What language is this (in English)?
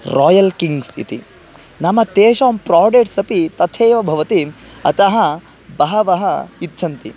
Sanskrit